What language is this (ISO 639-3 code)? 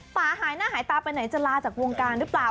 tha